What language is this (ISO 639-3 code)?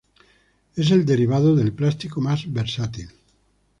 spa